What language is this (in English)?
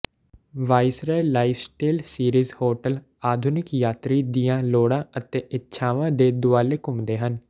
Punjabi